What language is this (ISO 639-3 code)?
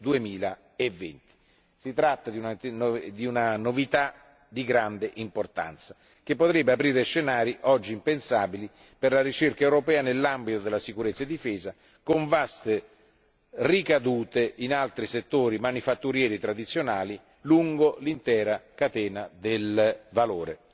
ita